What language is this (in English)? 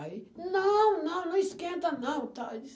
Portuguese